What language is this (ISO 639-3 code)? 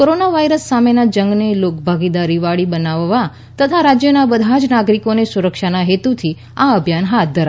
guj